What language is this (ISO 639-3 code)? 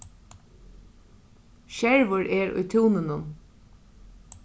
fao